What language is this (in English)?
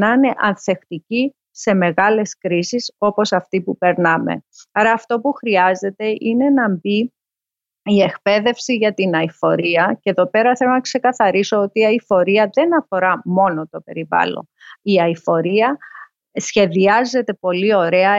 Greek